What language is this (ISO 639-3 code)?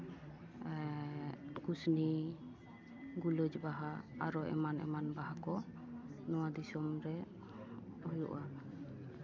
sat